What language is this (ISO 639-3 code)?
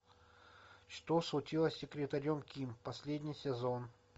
rus